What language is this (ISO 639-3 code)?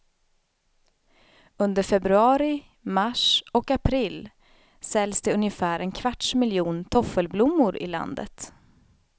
swe